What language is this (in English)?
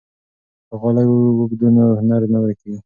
Pashto